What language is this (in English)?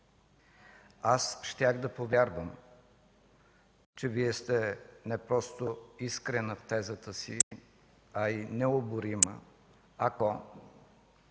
Bulgarian